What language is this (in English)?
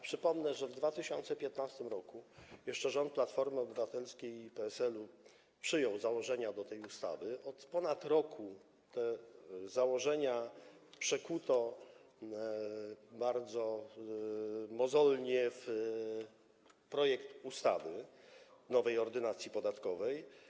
Polish